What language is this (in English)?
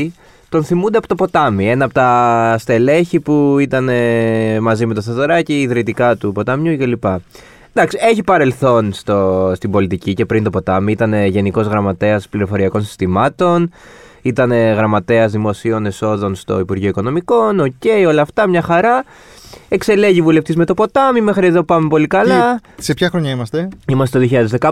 Greek